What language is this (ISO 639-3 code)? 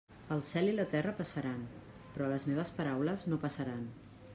cat